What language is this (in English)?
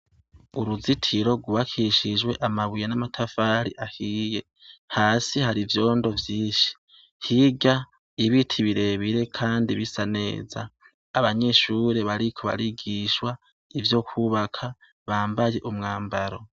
Rundi